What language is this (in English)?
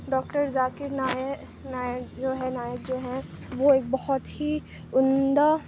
Urdu